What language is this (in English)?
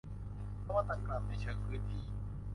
Thai